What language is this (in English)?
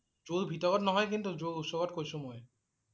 Assamese